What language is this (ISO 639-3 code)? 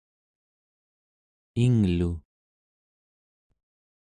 esu